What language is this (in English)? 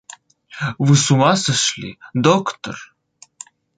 Russian